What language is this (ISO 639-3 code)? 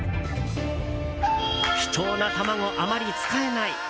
jpn